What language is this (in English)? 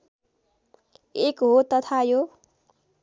Nepali